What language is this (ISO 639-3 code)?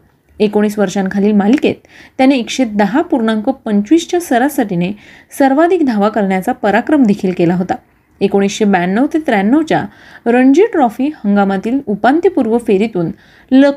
mar